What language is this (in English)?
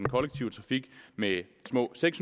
Danish